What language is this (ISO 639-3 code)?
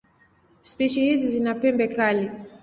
swa